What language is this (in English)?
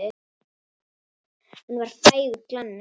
Icelandic